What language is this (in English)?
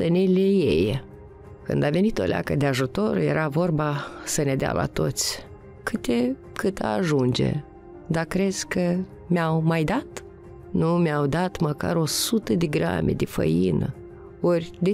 Romanian